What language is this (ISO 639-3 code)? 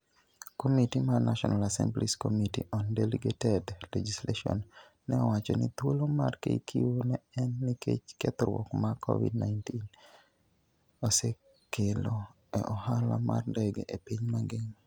luo